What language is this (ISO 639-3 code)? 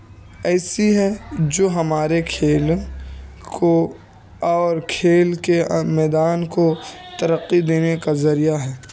urd